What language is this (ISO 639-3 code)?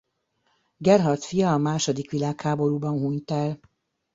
hun